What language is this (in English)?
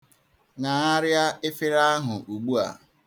Igbo